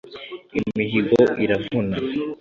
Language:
Kinyarwanda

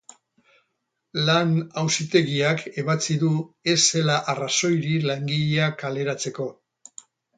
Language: Basque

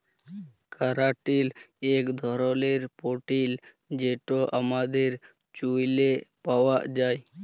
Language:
Bangla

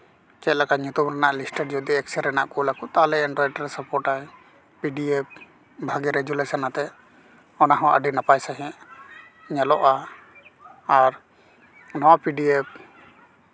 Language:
Santali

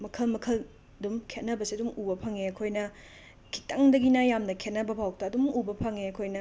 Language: Manipuri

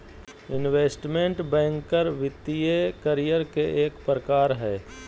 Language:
Magahi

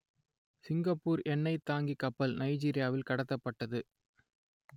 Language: Tamil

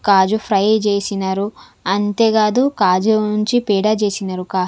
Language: Telugu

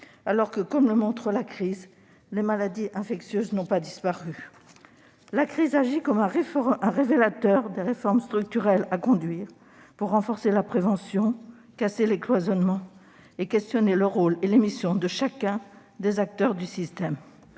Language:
French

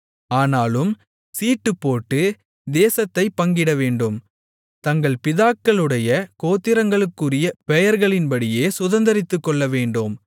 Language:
Tamil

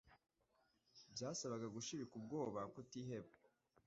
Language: Kinyarwanda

